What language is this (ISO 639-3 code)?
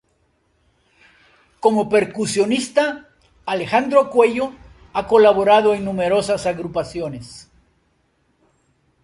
spa